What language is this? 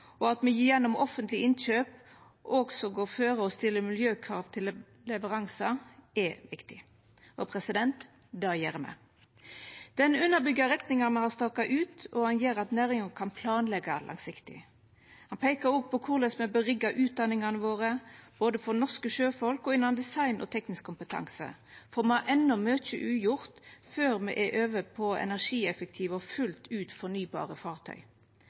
Norwegian Nynorsk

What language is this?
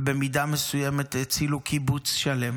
Hebrew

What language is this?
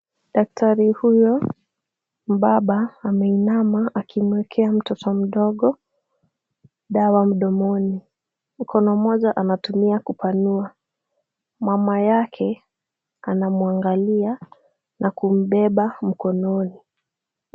Swahili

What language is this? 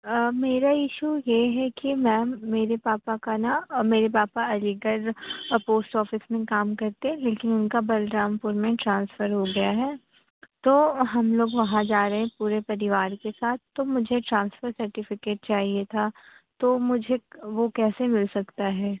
Urdu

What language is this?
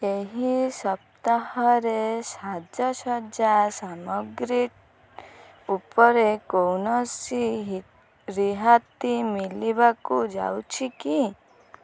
Odia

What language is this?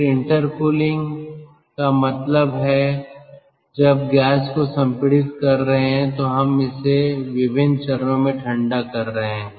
Hindi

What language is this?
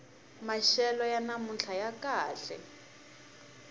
Tsonga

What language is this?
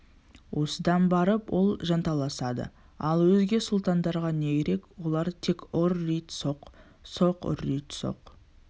Kazakh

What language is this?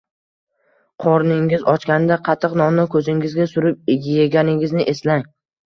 Uzbek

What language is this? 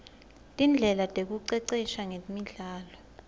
Swati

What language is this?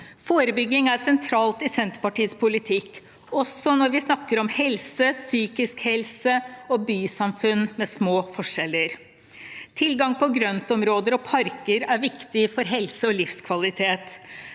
Norwegian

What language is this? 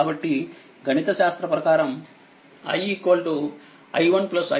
Telugu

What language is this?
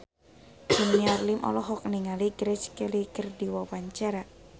Sundanese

